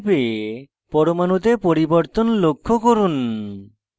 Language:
Bangla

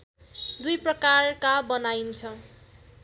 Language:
Nepali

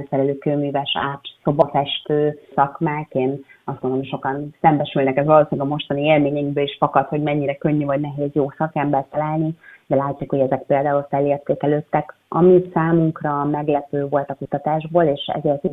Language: Hungarian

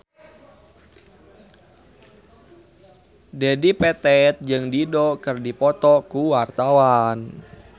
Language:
Sundanese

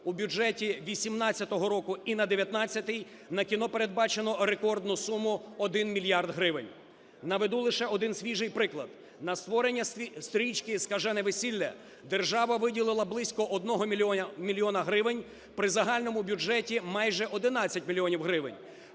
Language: Ukrainian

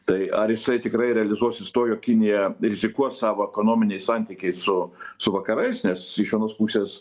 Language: Lithuanian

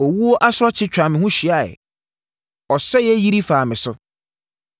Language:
Akan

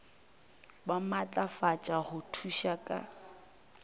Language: Northern Sotho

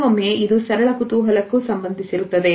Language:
Kannada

